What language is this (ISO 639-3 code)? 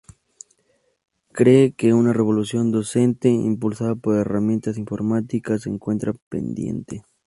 spa